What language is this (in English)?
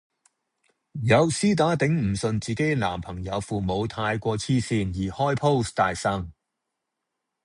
Cantonese